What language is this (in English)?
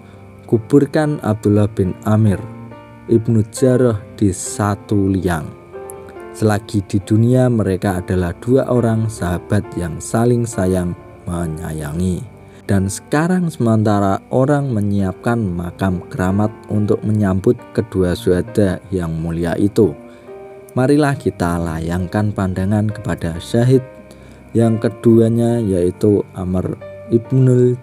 Indonesian